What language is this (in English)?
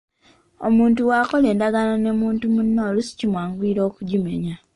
Ganda